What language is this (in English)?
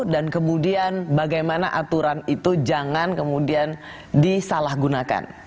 Indonesian